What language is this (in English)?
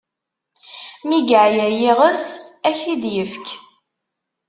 Kabyle